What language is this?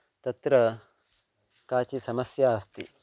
Sanskrit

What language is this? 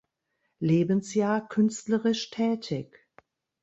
German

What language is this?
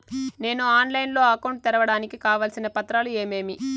Telugu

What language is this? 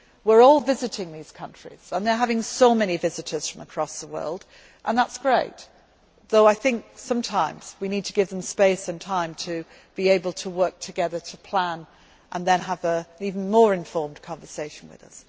English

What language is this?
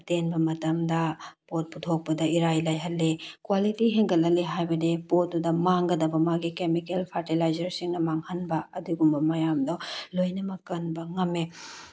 Manipuri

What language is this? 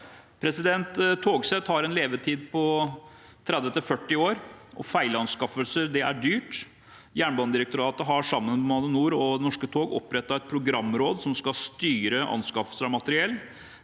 Norwegian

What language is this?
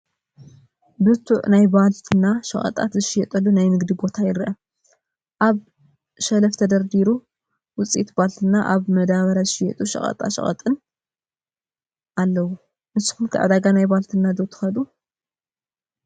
Tigrinya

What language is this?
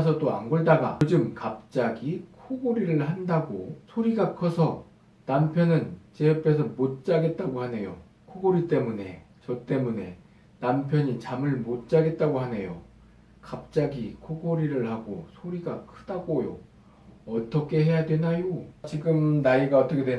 Korean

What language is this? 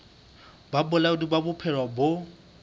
Southern Sotho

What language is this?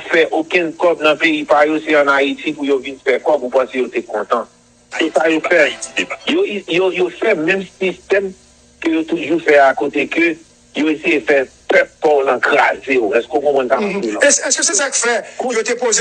French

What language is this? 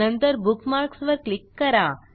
Marathi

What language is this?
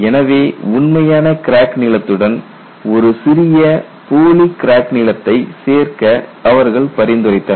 Tamil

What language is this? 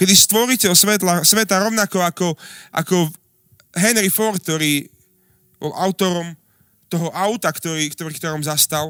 Slovak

